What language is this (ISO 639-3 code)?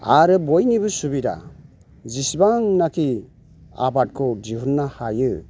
brx